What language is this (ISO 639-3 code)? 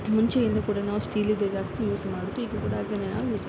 kan